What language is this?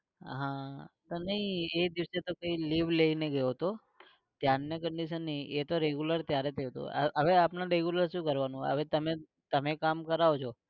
Gujarati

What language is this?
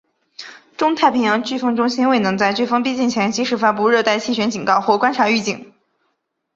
Chinese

